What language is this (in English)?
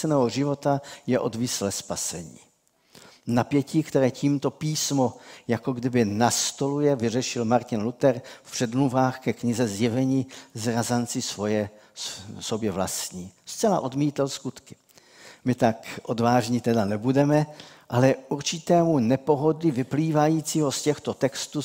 Czech